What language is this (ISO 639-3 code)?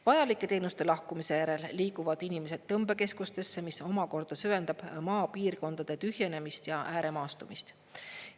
est